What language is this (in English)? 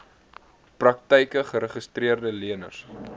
Afrikaans